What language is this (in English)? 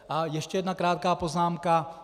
Czech